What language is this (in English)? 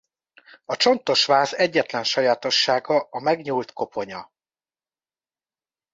Hungarian